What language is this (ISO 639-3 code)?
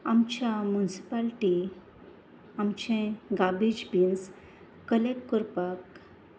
kok